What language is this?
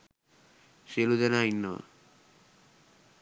Sinhala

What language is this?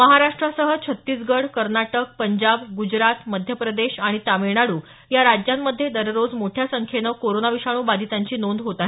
Marathi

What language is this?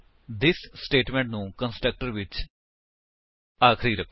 Punjabi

